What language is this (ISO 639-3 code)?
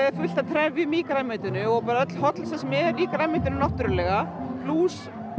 isl